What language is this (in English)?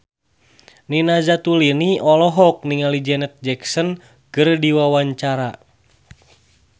Sundanese